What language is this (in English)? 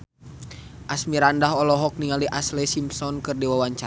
Sundanese